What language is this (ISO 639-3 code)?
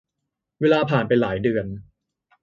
tha